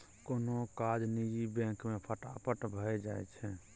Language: Maithili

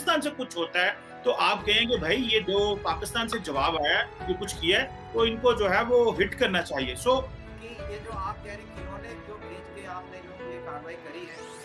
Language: Hindi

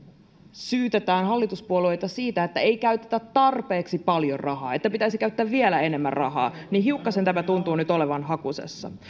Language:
Finnish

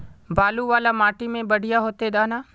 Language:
Magahi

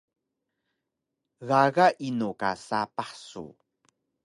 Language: Taroko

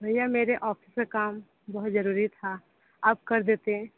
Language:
Hindi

